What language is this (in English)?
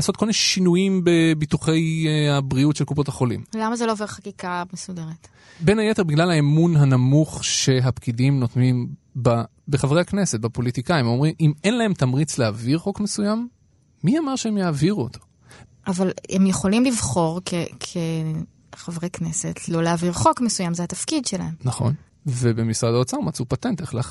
Hebrew